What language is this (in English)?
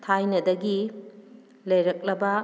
Manipuri